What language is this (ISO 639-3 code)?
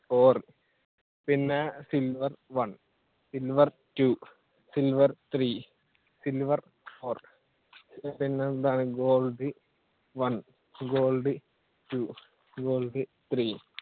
mal